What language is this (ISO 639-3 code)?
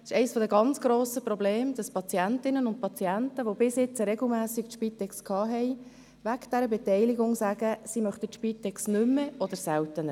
gsw